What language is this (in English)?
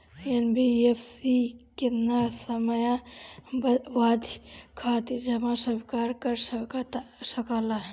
Bhojpuri